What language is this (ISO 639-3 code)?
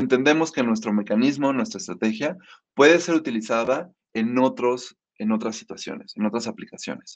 spa